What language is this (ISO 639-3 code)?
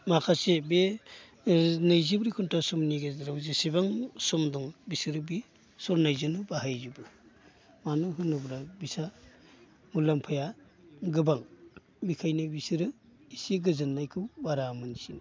brx